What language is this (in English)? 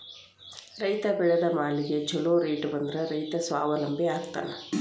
Kannada